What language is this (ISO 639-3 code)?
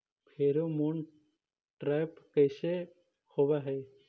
mag